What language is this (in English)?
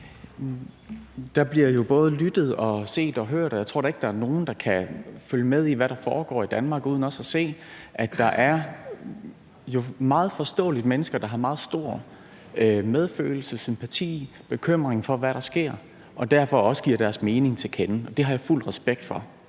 Danish